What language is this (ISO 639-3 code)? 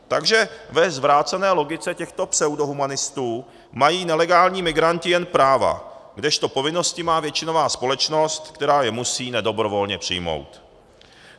ces